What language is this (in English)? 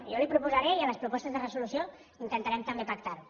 Catalan